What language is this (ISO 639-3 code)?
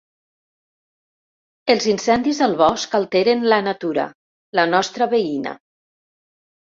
cat